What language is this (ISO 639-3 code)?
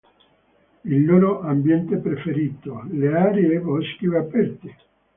ita